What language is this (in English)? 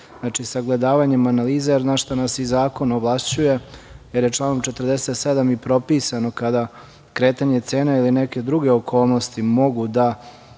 Serbian